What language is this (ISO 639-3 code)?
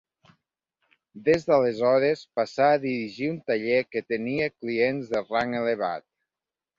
cat